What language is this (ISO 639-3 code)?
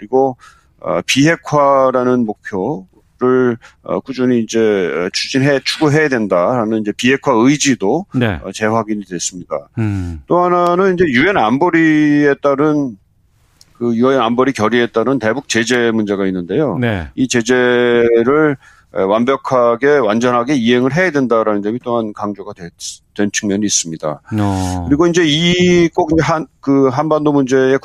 kor